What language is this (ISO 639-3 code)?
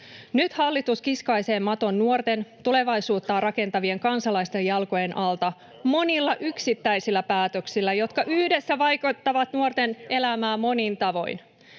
fin